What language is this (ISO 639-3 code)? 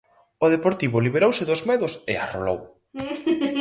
glg